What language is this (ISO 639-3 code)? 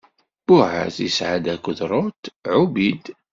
kab